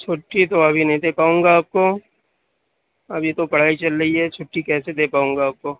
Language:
Urdu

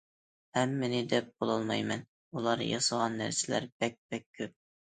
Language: Uyghur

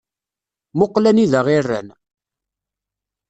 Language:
Kabyle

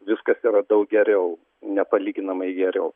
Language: Lithuanian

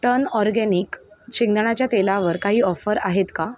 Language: Marathi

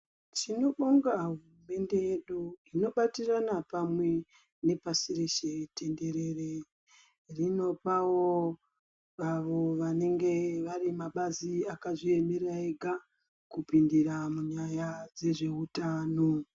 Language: Ndau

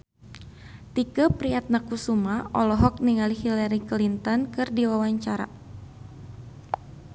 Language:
Sundanese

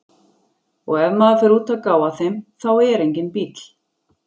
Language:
Icelandic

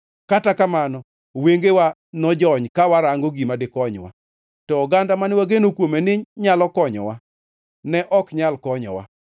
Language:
Luo (Kenya and Tanzania)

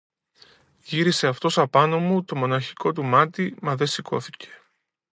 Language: Greek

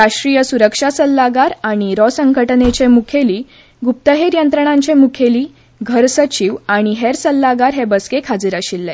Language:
Konkani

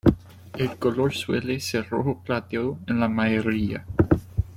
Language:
Spanish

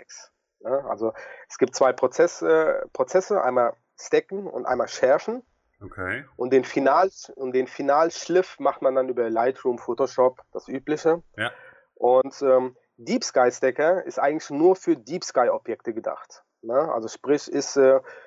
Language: German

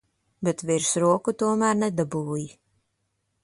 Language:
Latvian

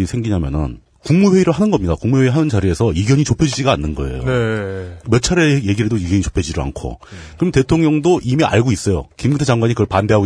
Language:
Korean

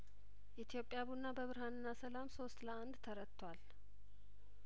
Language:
Amharic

